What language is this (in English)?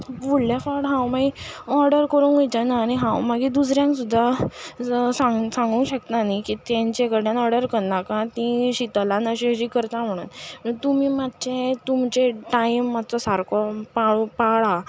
Konkani